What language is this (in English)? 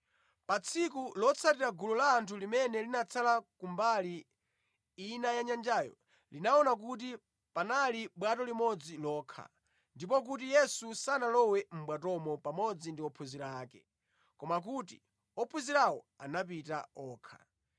Nyanja